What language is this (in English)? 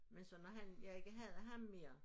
Danish